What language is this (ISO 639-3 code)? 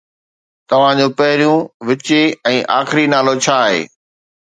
snd